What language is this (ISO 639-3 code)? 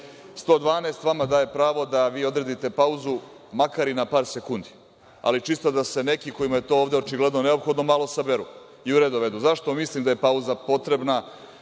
srp